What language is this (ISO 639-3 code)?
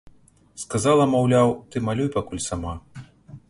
bel